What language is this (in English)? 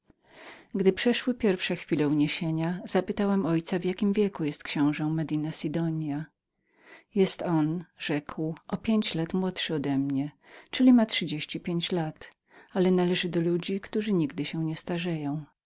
Polish